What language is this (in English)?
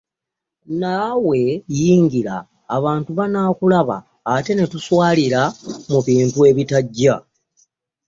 Ganda